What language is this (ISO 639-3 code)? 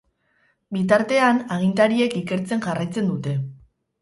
eus